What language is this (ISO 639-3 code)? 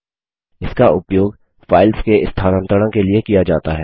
hin